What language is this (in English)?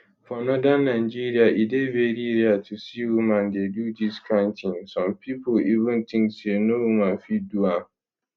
Nigerian Pidgin